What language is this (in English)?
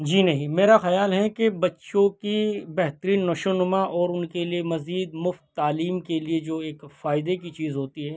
Urdu